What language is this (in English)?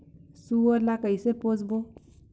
Chhattisgarhi